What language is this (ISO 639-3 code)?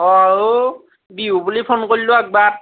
asm